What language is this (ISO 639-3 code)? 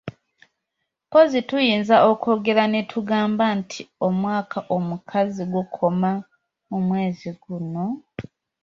lug